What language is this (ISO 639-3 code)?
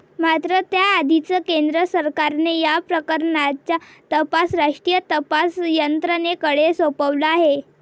mar